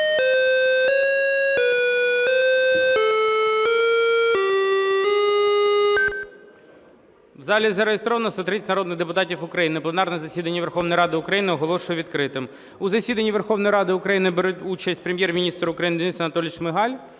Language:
Ukrainian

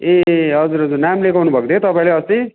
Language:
Nepali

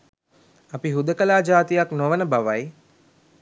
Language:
Sinhala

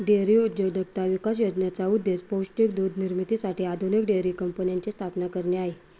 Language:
Marathi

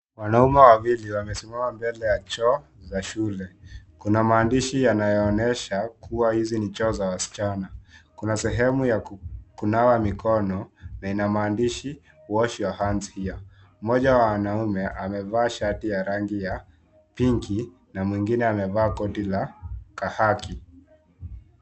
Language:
Swahili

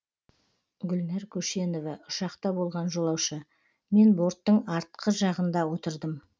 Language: Kazakh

